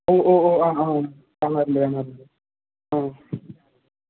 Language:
Malayalam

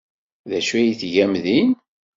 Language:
Kabyle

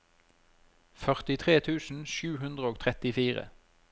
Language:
Norwegian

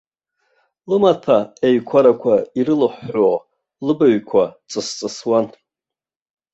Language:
Abkhazian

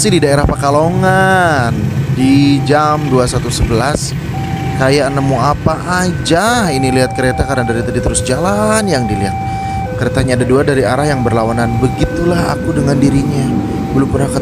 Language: Indonesian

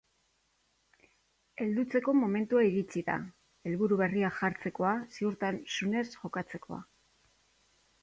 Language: Basque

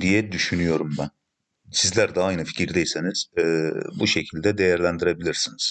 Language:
Turkish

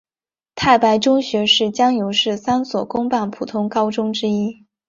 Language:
Chinese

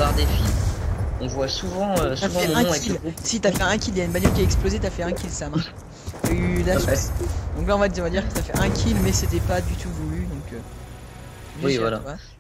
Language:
French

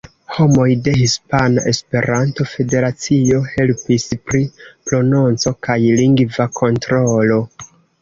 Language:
Esperanto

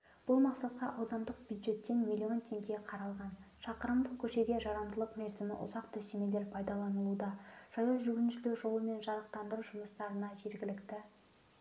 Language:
Kazakh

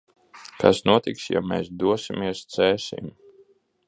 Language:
Latvian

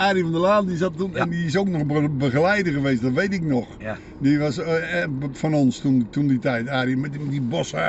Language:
Dutch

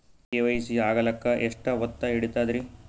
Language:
Kannada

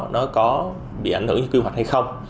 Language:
Vietnamese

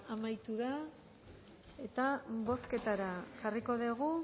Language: Basque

